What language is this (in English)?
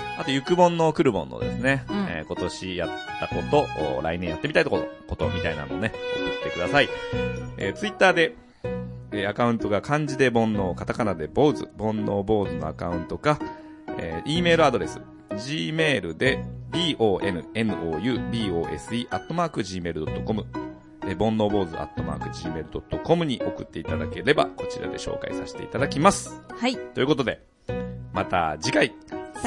Japanese